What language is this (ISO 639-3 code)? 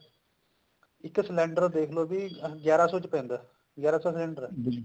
pan